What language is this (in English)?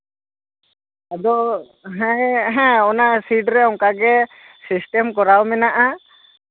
Santali